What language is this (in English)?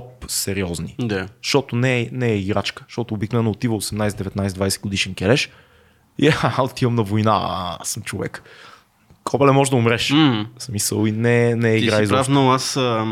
Bulgarian